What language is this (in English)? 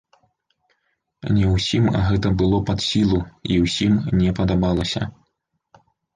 Belarusian